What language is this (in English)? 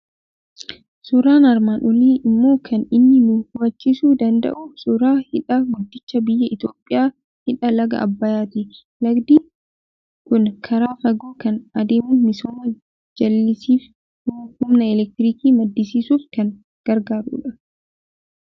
Oromo